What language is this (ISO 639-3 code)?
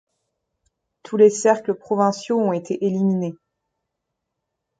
fra